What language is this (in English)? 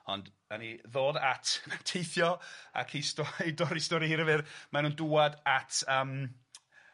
Welsh